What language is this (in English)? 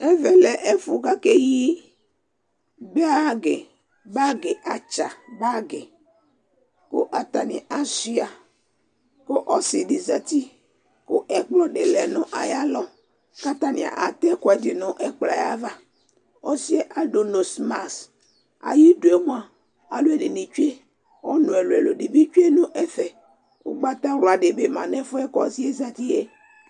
Ikposo